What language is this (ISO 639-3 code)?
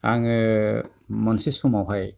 brx